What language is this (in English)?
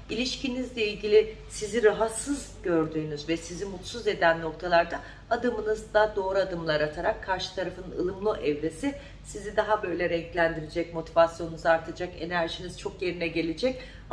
Turkish